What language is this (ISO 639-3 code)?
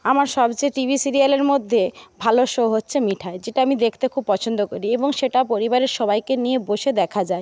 ben